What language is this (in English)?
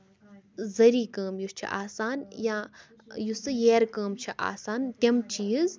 Kashmiri